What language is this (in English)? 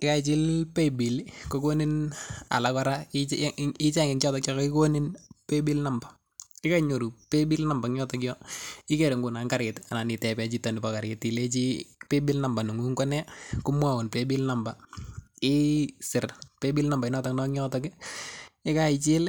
Kalenjin